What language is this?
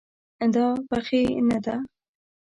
Pashto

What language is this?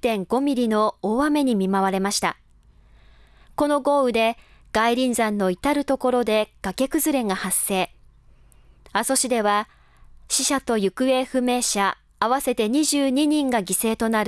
Japanese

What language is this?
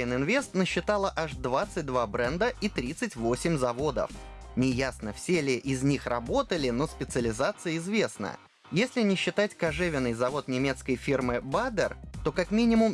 Russian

